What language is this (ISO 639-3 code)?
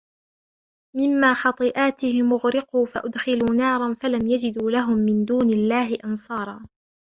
ara